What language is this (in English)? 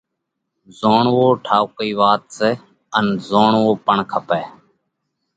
Parkari Koli